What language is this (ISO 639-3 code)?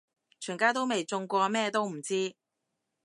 yue